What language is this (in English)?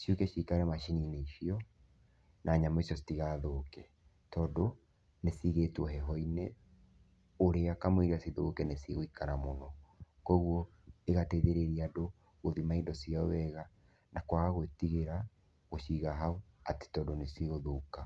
Kikuyu